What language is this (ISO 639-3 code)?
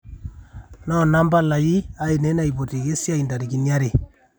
mas